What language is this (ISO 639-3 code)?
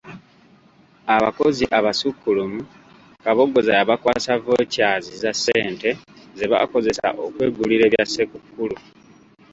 lug